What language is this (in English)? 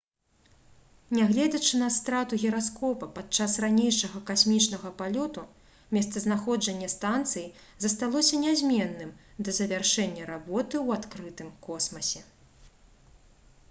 Belarusian